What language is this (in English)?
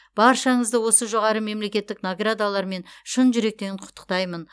Kazakh